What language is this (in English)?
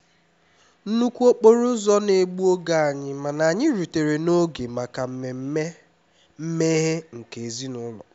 Igbo